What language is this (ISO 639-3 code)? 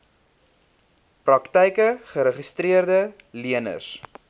afr